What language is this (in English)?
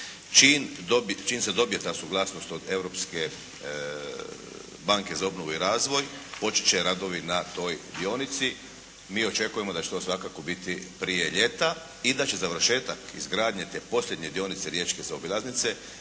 Croatian